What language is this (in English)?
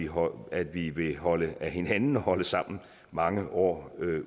Danish